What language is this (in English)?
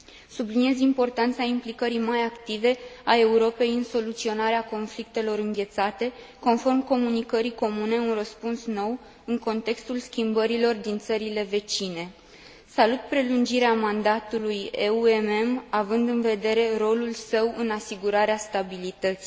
Romanian